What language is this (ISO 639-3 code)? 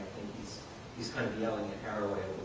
eng